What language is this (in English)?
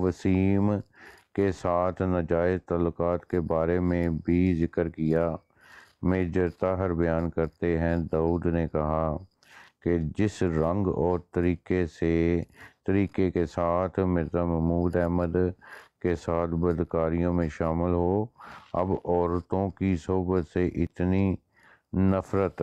Punjabi